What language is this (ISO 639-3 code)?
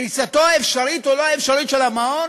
heb